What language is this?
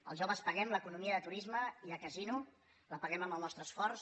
Catalan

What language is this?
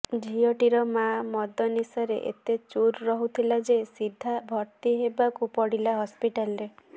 Odia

